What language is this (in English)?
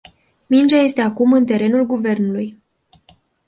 Romanian